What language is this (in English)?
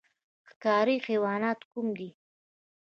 Pashto